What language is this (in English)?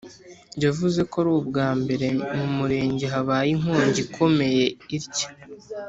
Kinyarwanda